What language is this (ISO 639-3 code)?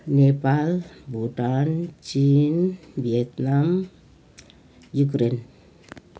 nep